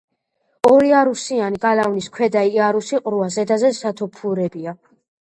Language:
Georgian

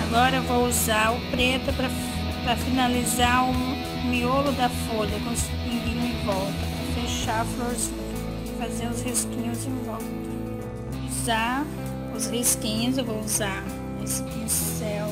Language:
Portuguese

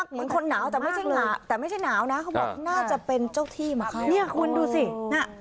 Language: Thai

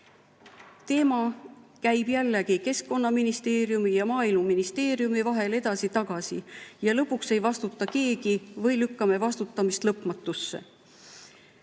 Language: Estonian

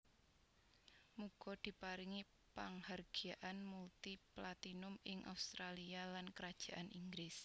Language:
Javanese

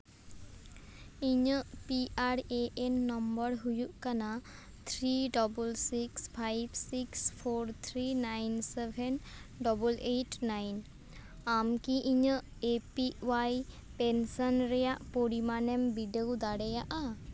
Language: Santali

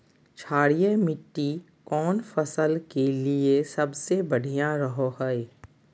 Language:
Magahi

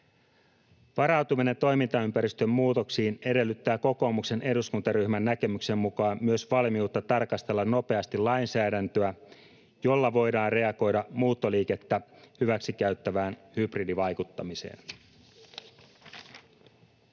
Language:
Finnish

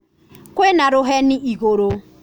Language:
Kikuyu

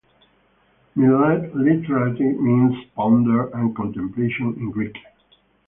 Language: English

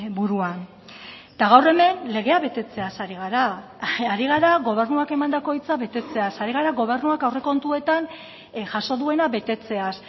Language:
Basque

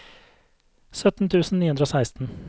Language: Norwegian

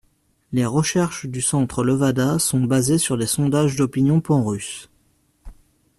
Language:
French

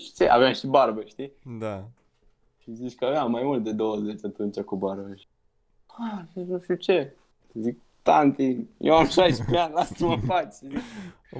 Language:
Romanian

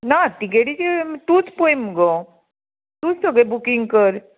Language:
Konkani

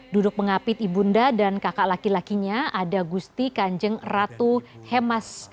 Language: Indonesian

